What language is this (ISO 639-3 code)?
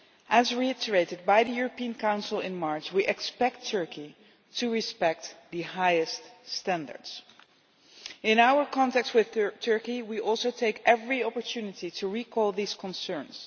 eng